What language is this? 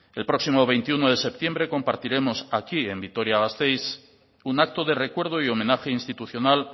Spanish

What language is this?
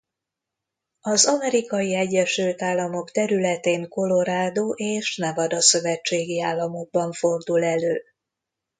Hungarian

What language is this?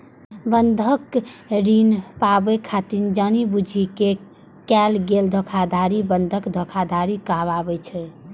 Maithili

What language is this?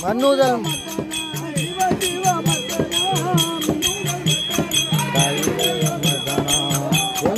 Arabic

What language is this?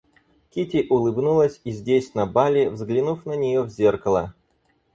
Russian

